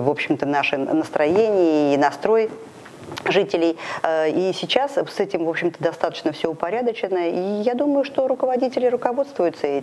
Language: Russian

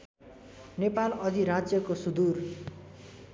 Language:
Nepali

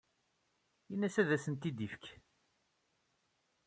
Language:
Kabyle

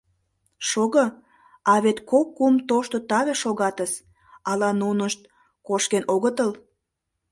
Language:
Mari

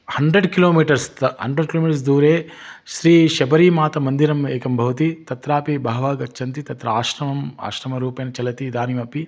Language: Sanskrit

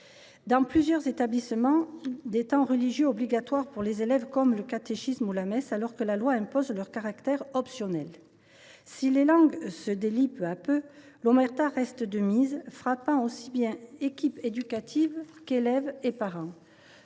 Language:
French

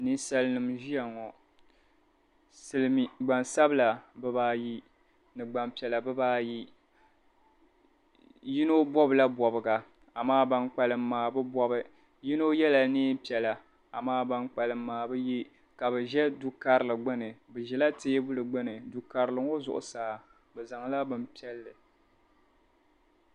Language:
Dagbani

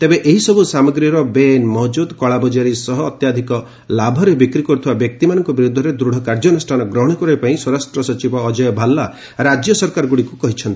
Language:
Odia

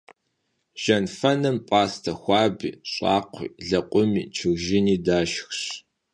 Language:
Kabardian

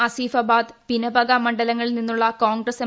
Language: Malayalam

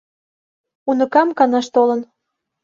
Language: Mari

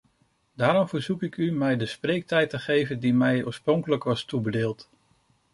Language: Dutch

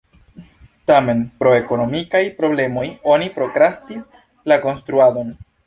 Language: Esperanto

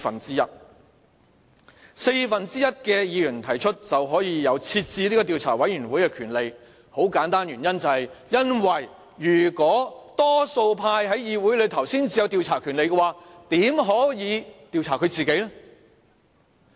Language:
Cantonese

